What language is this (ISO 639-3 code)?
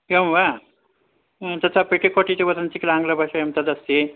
san